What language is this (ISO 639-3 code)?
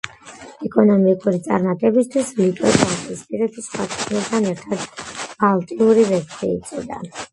kat